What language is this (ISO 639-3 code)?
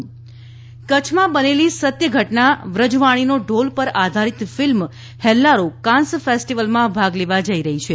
guj